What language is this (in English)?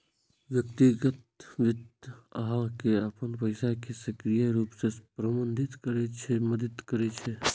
Maithili